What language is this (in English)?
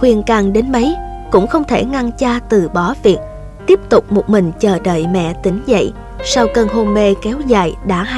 Vietnamese